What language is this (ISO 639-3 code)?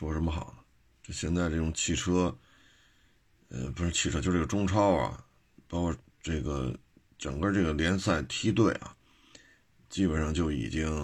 zho